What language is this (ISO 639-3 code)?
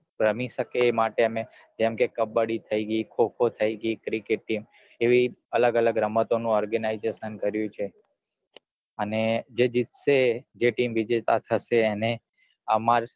guj